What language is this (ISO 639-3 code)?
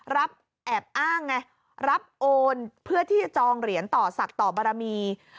tha